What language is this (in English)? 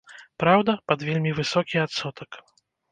Belarusian